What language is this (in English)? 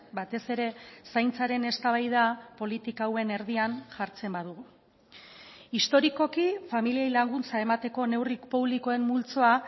Basque